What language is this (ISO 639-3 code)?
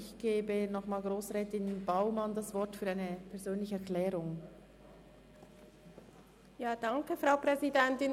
gsw